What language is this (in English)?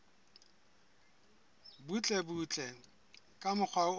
Southern Sotho